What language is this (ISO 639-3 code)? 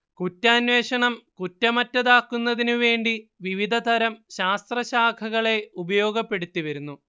mal